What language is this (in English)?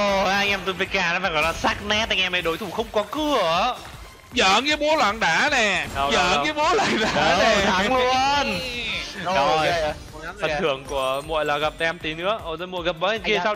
Vietnamese